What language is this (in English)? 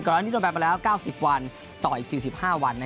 Thai